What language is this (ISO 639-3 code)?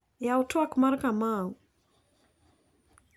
luo